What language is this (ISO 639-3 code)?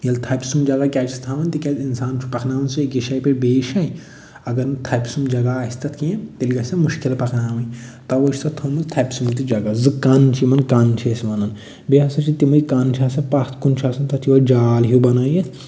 kas